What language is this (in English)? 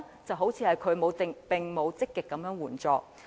Cantonese